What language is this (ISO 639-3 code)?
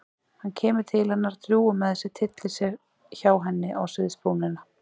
isl